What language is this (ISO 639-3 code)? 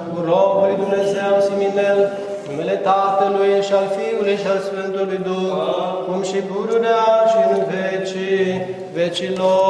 ron